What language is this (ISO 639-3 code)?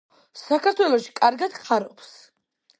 kat